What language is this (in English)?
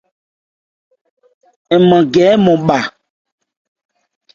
Ebrié